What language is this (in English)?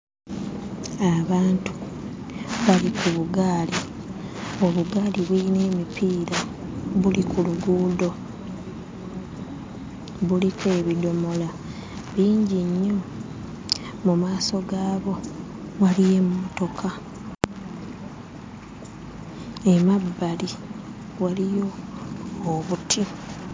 Ganda